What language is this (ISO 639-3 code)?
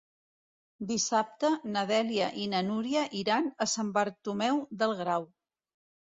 cat